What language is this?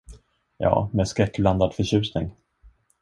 Swedish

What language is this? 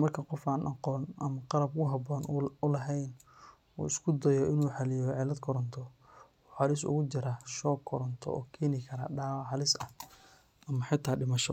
Somali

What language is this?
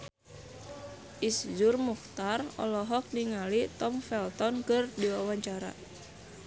Sundanese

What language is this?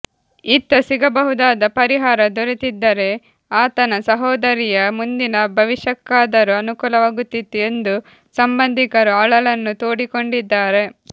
Kannada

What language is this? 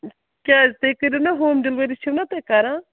Kashmiri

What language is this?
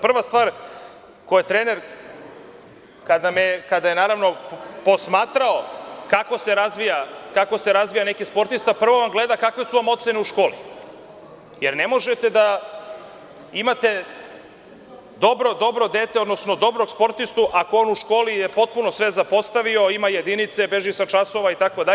Serbian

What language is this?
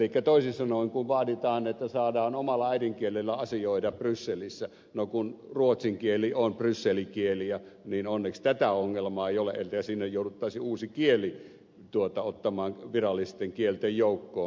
Finnish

